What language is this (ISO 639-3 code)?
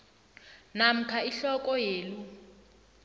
nbl